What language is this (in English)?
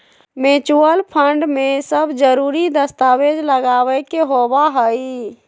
Magahi